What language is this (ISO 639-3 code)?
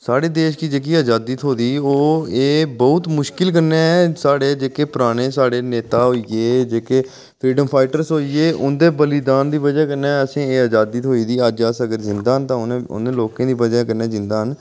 doi